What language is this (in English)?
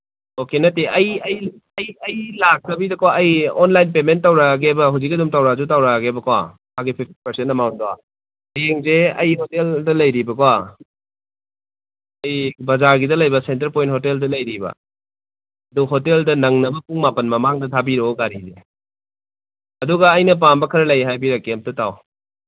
Manipuri